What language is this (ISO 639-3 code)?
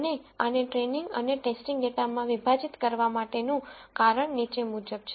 guj